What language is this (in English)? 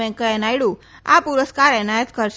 Gujarati